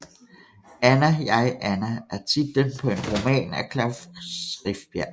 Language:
Danish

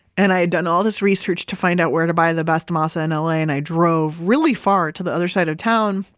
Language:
English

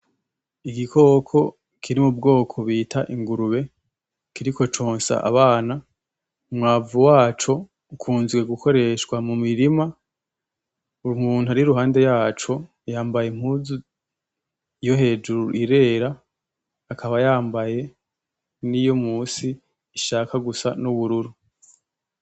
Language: Rundi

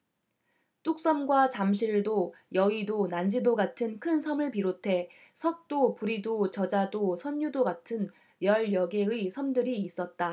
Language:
Korean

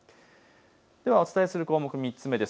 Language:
Japanese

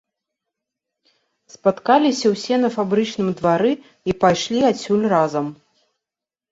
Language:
Belarusian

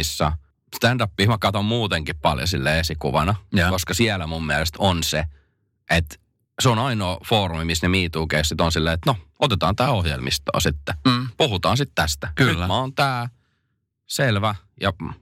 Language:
Finnish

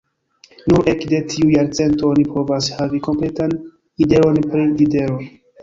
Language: Esperanto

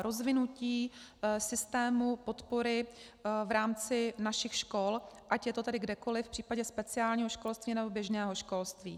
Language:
Czech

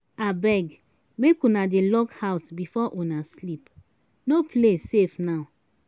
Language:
Nigerian Pidgin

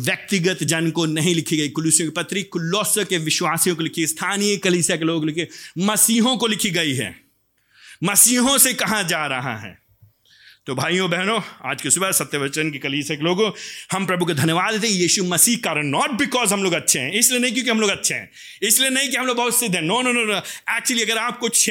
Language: Hindi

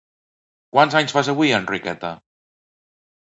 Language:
Catalan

